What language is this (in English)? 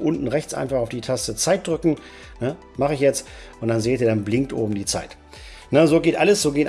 German